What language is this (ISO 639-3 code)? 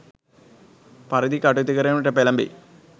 sin